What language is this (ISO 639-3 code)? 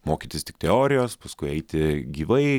lit